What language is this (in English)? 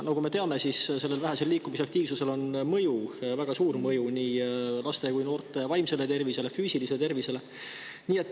Estonian